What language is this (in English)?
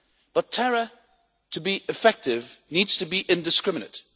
English